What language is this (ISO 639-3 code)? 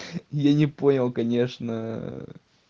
rus